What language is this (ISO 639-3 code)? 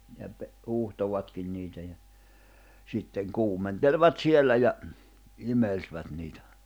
fin